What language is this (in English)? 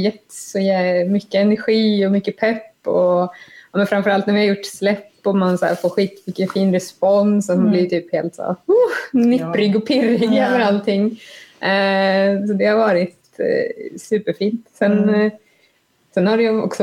Swedish